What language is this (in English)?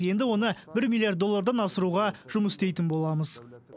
Kazakh